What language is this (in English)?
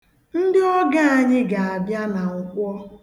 Igbo